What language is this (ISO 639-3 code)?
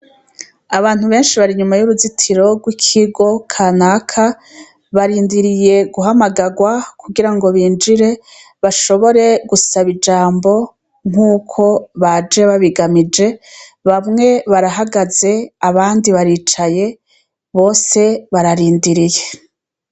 run